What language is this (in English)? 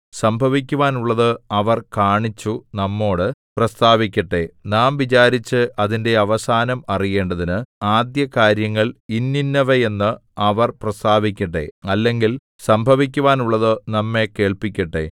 Malayalam